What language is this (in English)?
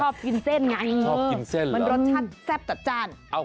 Thai